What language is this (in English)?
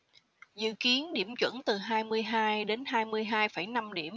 Vietnamese